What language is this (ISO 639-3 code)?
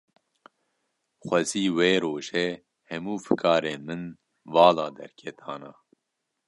kur